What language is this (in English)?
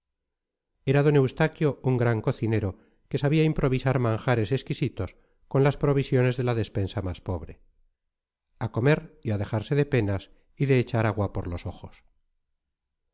Spanish